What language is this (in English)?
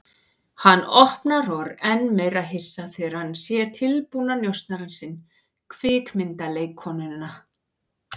Icelandic